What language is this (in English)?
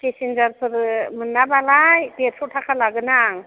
Bodo